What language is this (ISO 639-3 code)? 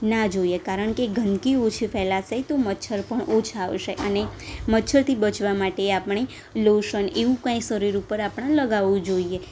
guj